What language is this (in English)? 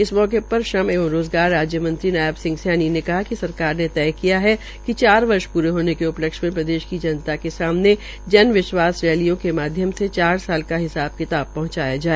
Hindi